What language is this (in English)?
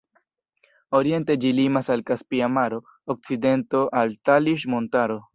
Esperanto